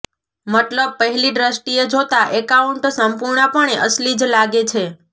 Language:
Gujarati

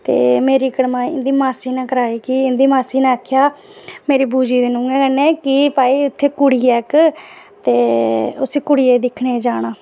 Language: Dogri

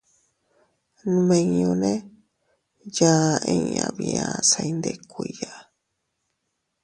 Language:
Teutila Cuicatec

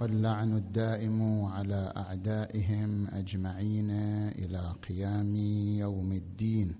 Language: Arabic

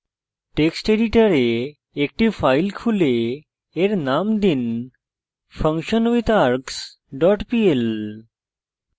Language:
Bangla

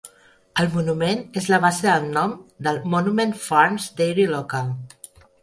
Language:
Catalan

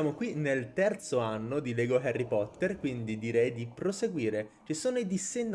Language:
Italian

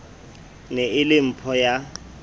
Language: Southern Sotho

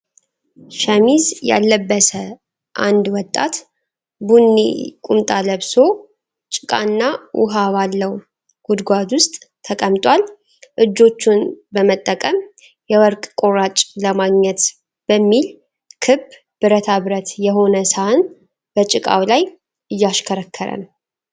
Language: Amharic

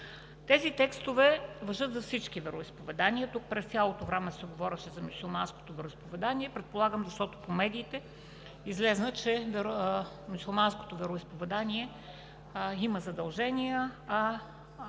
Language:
Bulgarian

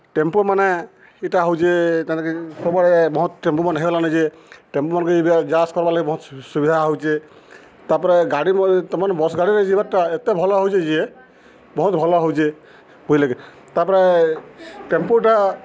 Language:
Odia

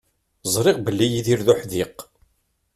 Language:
Kabyle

